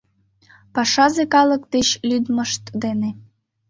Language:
Mari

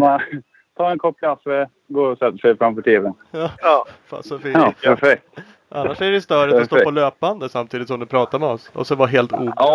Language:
Swedish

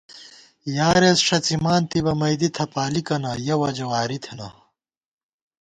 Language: Gawar-Bati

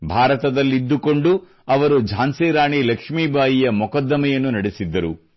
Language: Kannada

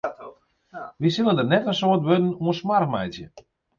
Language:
Western Frisian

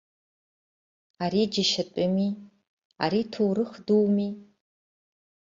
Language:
Abkhazian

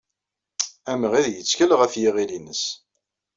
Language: Kabyle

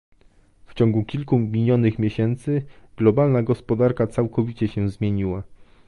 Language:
Polish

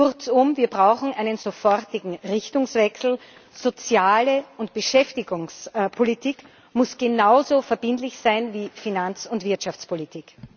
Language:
German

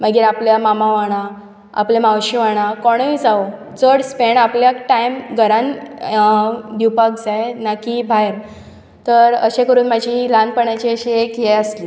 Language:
Konkani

